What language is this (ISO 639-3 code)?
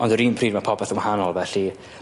cym